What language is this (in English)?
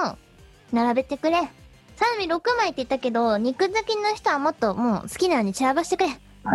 Japanese